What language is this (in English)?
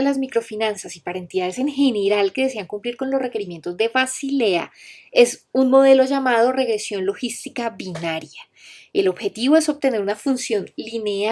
Spanish